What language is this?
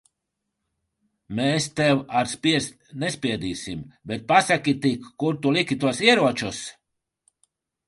Latvian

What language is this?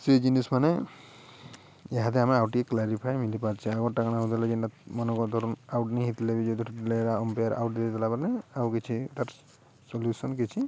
Odia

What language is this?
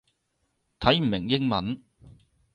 Cantonese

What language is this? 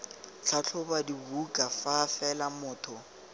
Tswana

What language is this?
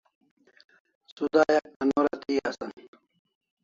Kalasha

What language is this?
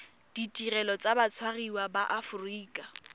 Tswana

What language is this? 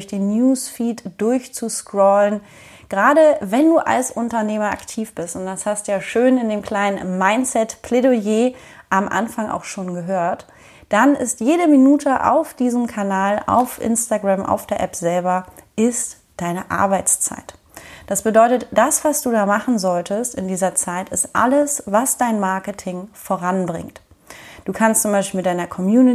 German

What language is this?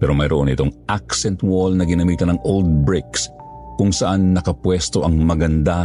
Filipino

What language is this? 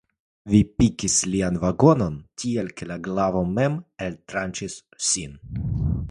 Esperanto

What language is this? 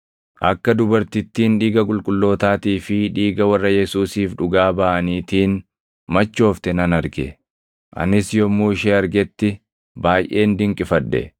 Oromo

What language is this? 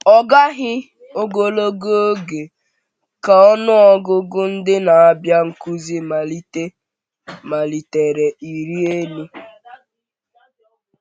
Igbo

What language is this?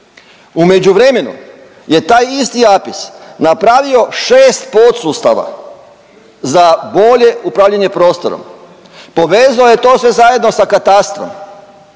Croatian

